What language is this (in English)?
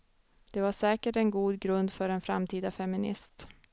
Swedish